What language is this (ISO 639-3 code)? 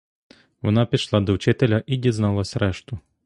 ukr